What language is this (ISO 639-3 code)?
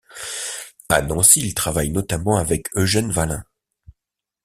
fra